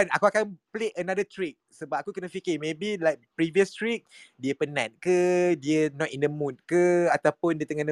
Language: Malay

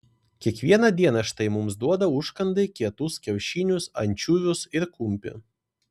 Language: Lithuanian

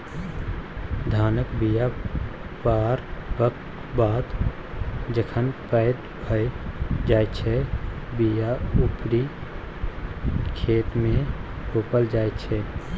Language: Maithili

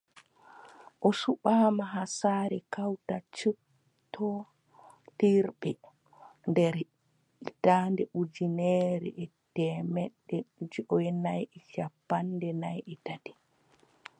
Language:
Adamawa Fulfulde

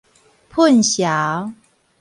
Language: Min Nan Chinese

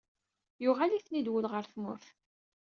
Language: Kabyle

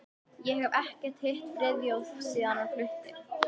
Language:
Icelandic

